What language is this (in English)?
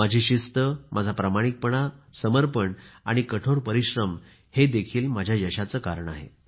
Marathi